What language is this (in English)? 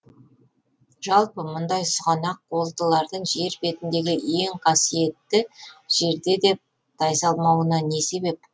Kazakh